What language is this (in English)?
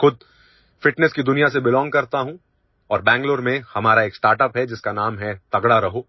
Hindi